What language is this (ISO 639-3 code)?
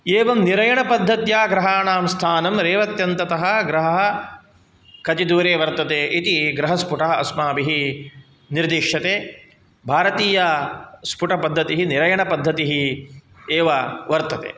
san